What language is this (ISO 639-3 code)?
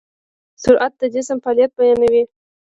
pus